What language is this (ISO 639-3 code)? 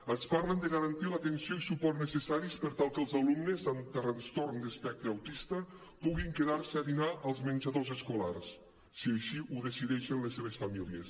cat